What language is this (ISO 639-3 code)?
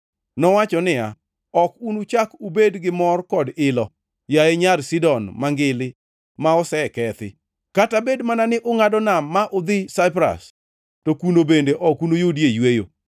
luo